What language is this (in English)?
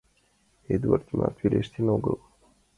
Mari